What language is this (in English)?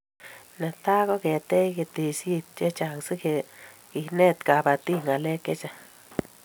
Kalenjin